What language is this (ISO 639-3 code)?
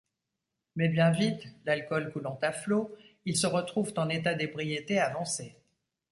fra